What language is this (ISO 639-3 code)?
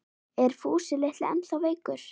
isl